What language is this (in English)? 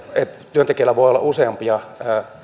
Finnish